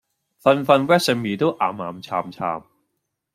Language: Cantonese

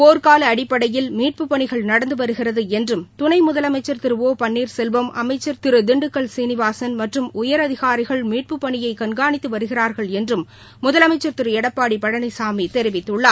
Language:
Tamil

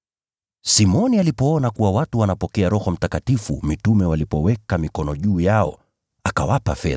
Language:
Swahili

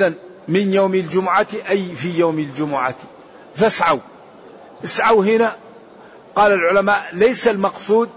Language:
Arabic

